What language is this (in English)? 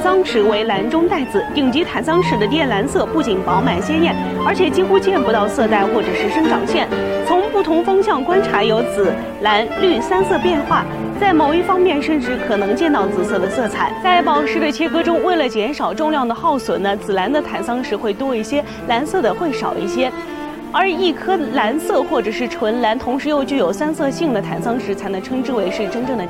Chinese